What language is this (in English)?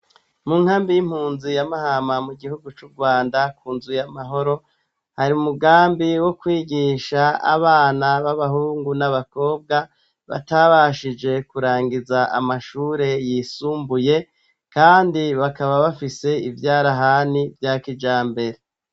Rundi